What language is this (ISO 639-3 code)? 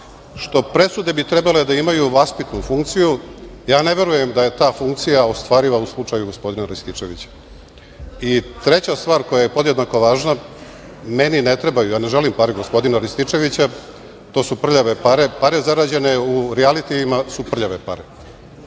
srp